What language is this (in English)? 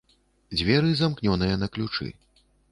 Belarusian